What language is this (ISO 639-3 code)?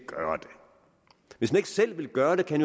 dan